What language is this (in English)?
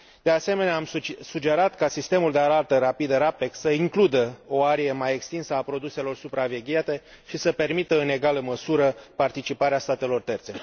Romanian